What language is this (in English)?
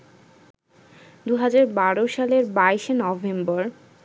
Bangla